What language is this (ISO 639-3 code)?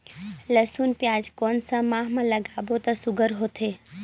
hne